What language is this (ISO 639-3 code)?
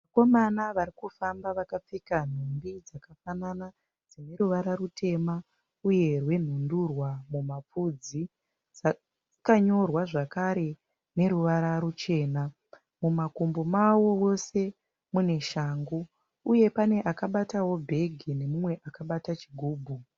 sna